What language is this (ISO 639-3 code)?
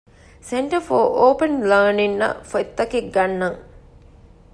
div